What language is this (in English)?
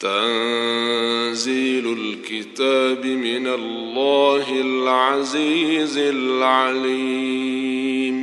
Arabic